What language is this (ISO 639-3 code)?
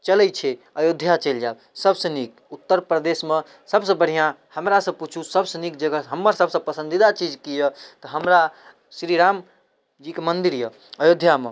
mai